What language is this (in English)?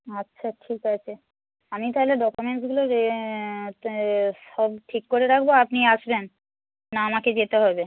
Bangla